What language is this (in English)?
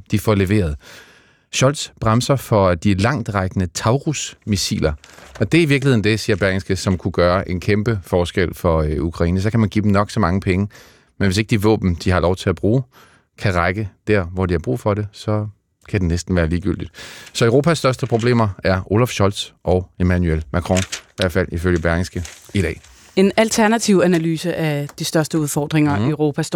Danish